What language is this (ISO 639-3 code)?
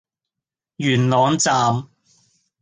yue